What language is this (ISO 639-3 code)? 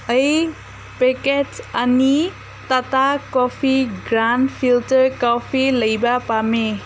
mni